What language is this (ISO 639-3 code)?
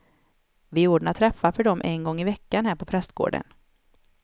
swe